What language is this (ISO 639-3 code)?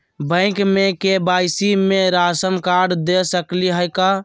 mag